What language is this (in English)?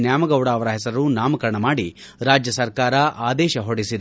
Kannada